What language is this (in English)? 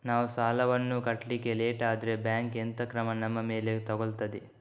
Kannada